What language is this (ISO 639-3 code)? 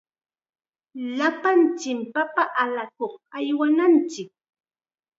qxa